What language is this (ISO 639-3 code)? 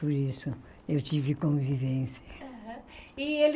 por